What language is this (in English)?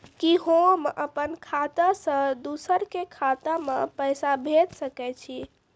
Maithili